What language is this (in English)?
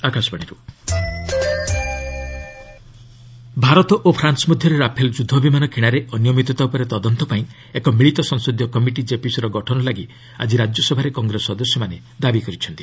Odia